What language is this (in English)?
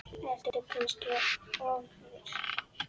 Icelandic